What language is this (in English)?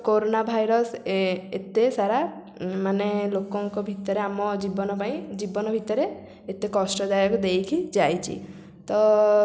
Odia